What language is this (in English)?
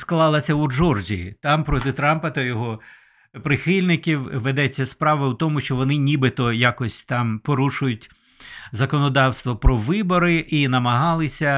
Ukrainian